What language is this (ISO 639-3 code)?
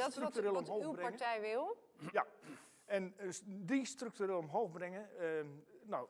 nld